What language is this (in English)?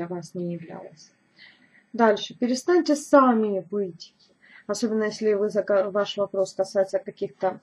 Russian